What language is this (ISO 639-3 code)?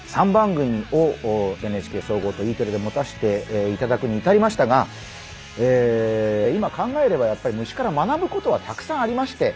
jpn